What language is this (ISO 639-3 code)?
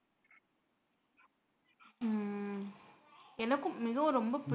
tam